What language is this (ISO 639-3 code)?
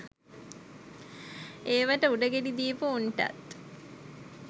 sin